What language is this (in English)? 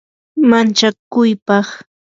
Yanahuanca Pasco Quechua